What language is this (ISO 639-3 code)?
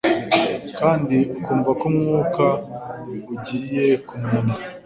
kin